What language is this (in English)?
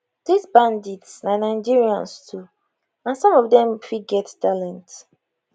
Nigerian Pidgin